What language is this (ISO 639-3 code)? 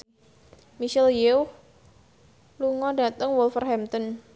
jav